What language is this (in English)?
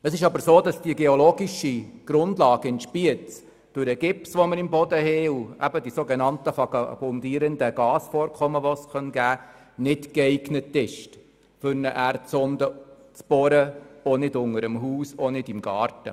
Swiss German